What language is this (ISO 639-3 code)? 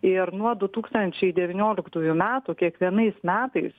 lit